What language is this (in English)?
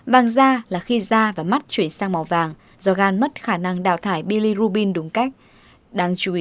Vietnamese